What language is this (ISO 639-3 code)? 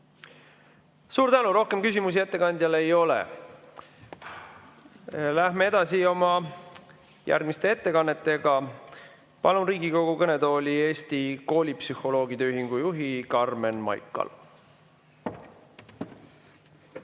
est